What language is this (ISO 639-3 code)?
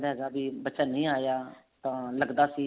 pan